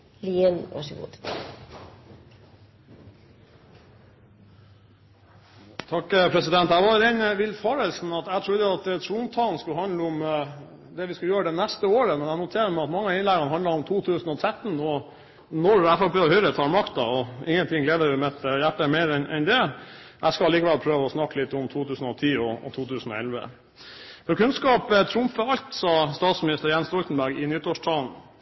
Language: Norwegian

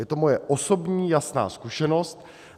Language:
Czech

